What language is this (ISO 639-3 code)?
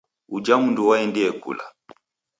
dav